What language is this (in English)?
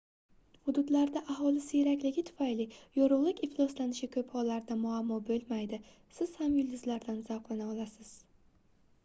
Uzbek